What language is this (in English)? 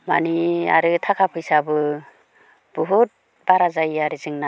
Bodo